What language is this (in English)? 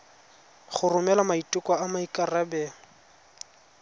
Tswana